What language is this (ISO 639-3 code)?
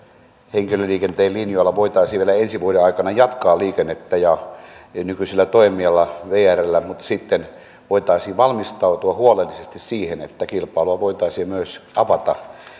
fin